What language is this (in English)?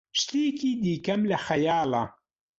Central Kurdish